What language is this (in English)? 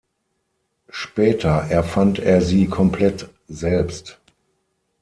German